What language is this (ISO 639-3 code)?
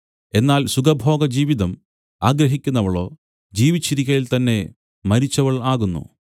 mal